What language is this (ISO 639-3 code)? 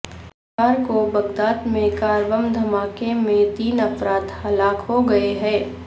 urd